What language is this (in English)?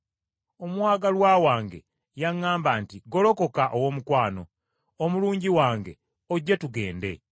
Ganda